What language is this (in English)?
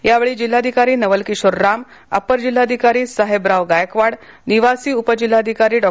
Marathi